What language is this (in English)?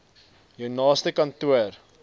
Afrikaans